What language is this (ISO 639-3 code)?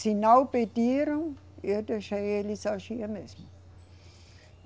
por